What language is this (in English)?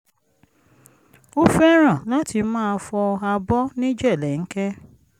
Yoruba